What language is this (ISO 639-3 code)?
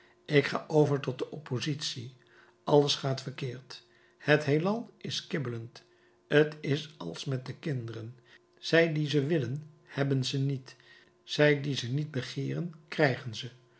nld